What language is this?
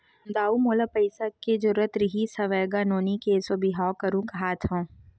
Chhattisgarhi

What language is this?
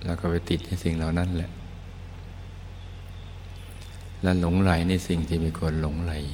Thai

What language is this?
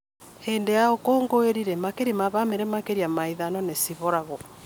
Kikuyu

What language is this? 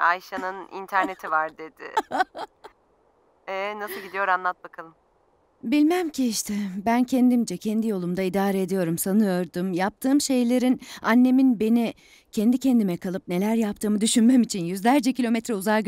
Turkish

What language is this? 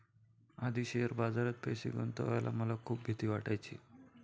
Marathi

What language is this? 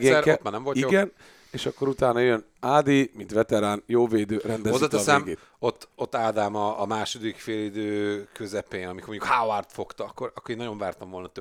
Hungarian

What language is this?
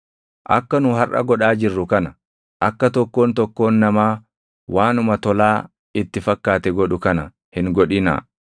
Oromo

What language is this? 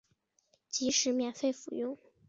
Chinese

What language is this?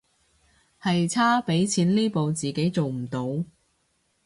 Cantonese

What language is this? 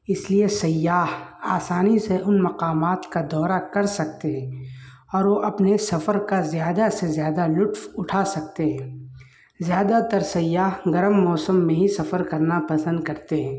Urdu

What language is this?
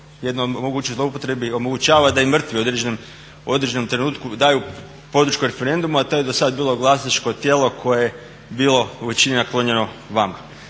Croatian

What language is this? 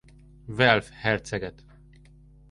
Hungarian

